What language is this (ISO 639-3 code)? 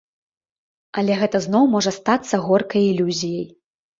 bel